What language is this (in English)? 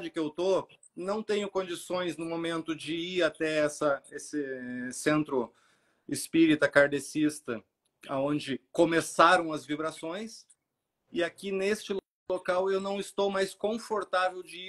Portuguese